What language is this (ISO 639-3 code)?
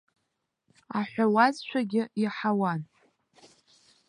abk